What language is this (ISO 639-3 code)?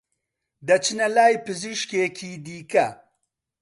ckb